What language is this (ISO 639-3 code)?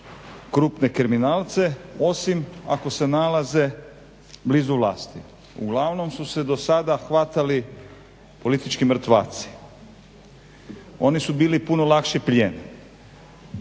hrv